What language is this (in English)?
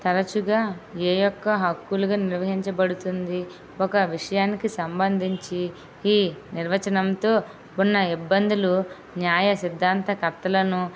Telugu